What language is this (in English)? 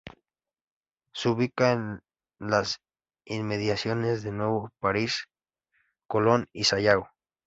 Spanish